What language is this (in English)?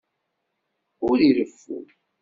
Kabyle